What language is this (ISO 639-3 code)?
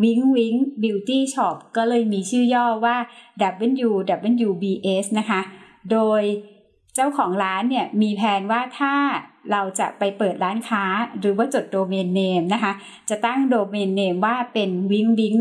tha